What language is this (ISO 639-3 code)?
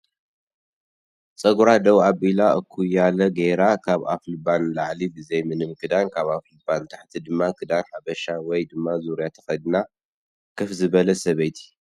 tir